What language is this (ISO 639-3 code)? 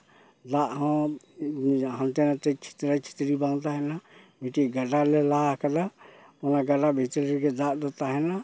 sat